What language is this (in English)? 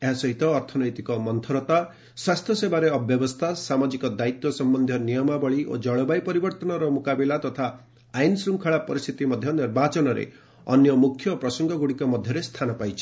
Odia